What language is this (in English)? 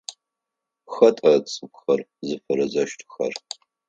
Adyghe